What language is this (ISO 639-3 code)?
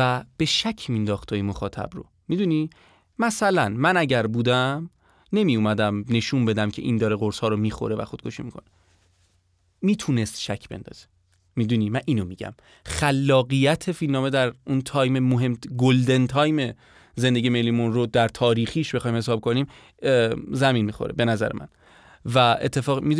fas